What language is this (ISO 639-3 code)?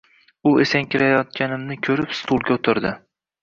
uzb